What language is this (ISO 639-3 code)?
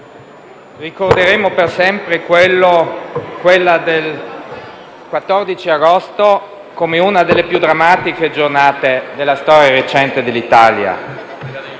ita